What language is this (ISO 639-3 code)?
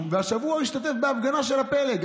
heb